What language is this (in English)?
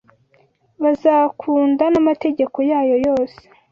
Kinyarwanda